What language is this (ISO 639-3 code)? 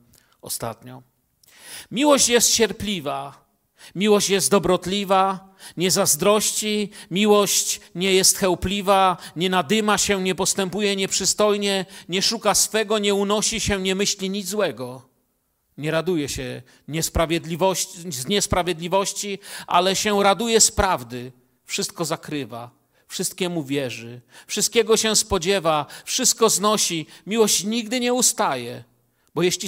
pol